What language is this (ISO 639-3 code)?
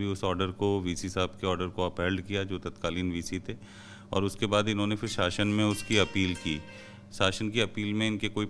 hin